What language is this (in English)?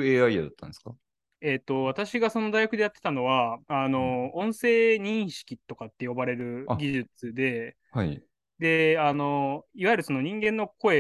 Japanese